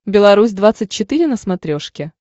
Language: Russian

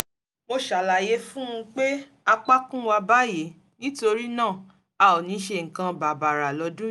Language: Yoruba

